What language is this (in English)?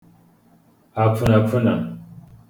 Igbo